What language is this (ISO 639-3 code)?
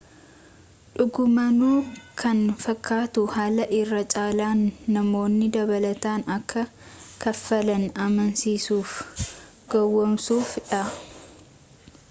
orm